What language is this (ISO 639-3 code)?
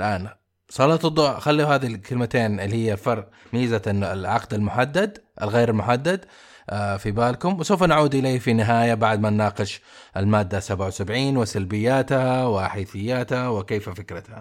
ara